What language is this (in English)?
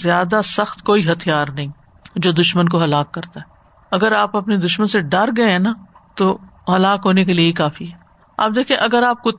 Urdu